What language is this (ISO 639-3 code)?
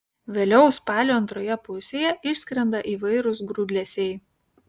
lit